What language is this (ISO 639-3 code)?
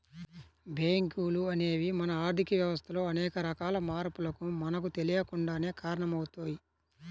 tel